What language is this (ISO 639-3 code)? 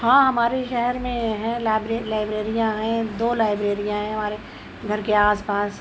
urd